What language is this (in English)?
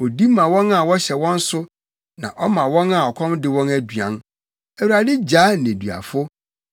Akan